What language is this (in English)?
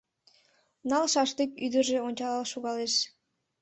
Mari